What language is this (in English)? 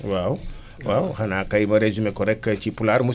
Wolof